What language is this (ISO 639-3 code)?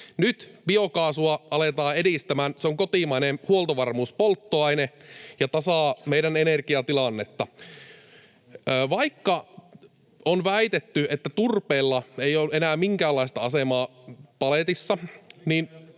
fin